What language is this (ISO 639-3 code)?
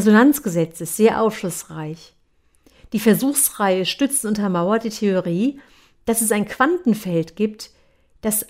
deu